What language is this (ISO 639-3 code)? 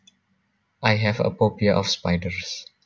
jav